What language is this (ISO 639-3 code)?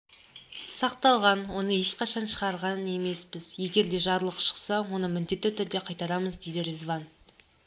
kaz